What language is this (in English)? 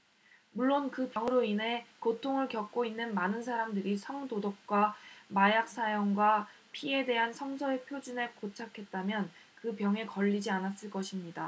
Korean